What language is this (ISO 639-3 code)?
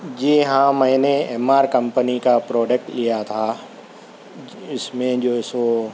urd